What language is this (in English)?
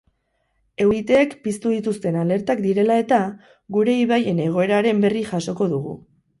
Basque